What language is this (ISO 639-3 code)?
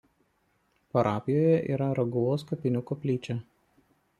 lit